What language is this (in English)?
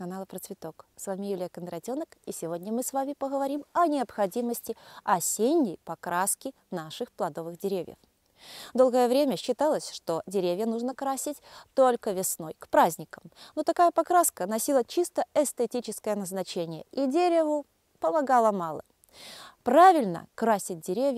Russian